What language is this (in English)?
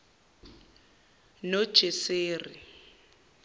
Zulu